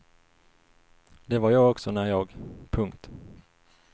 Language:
Swedish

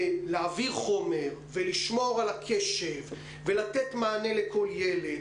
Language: Hebrew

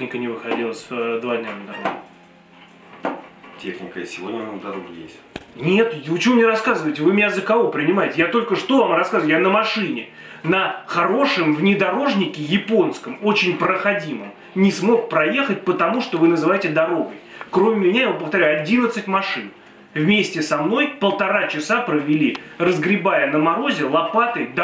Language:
Russian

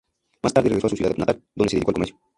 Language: Spanish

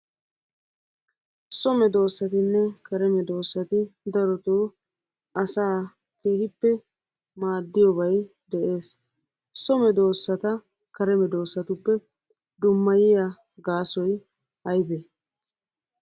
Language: Wolaytta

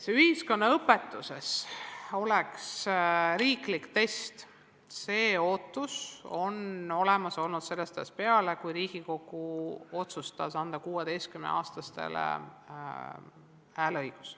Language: Estonian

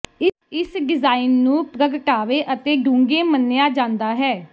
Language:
Punjabi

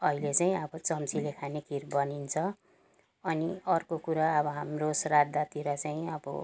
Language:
Nepali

